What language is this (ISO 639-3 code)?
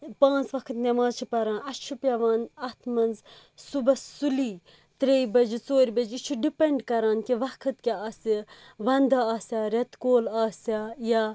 kas